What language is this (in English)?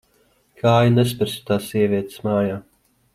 Latvian